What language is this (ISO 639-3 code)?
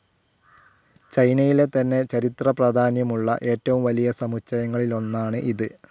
mal